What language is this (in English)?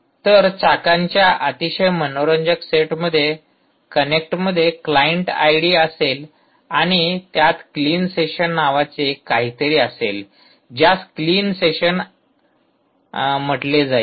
Marathi